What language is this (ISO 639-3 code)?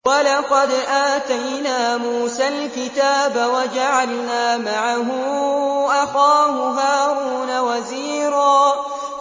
ara